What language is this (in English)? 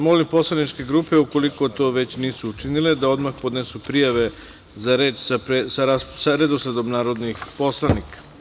Serbian